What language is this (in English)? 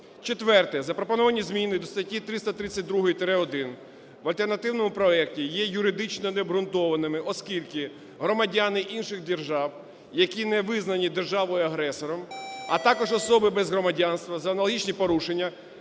Ukrainian